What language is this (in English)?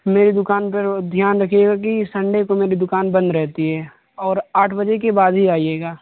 Urdu